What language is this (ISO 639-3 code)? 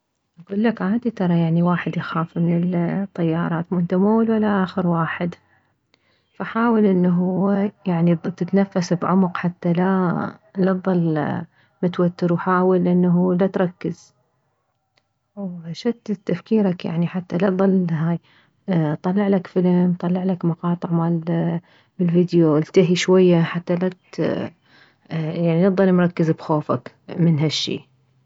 acm